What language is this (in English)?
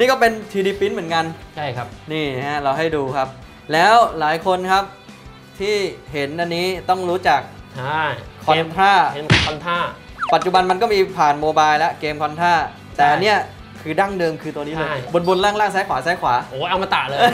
Thai